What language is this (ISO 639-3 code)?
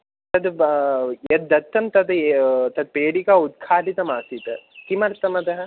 san